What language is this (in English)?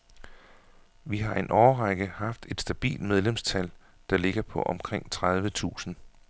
Danish